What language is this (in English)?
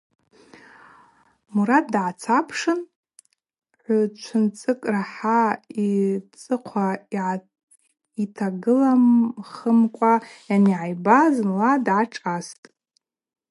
Abaza